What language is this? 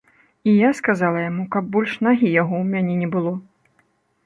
Belarusian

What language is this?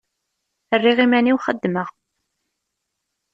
Kabyle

